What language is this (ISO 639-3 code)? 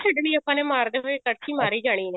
pan